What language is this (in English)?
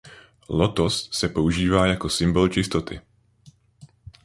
Czech